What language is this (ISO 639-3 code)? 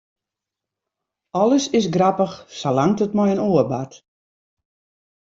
fry